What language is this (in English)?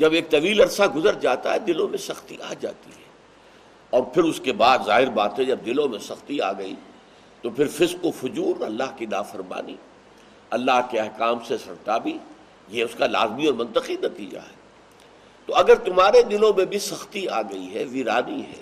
Urdu